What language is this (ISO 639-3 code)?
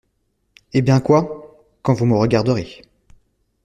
fra